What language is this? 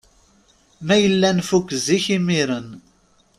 Kabyle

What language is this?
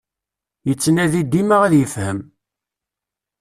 Kabyle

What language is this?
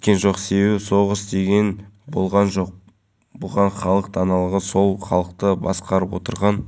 Kazakh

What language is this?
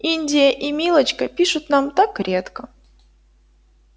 Russian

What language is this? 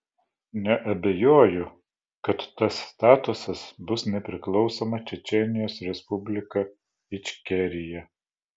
Lithuanian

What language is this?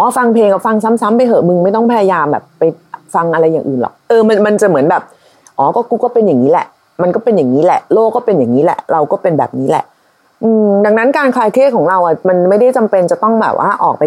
Thai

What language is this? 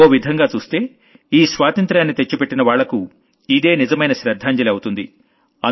Telugu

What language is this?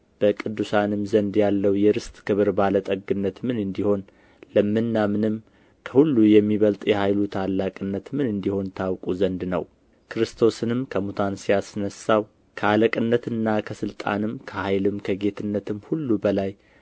Amharic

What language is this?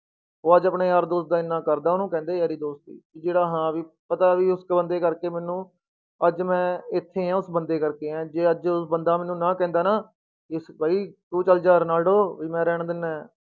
Punjabi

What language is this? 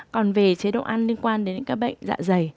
Vietnamese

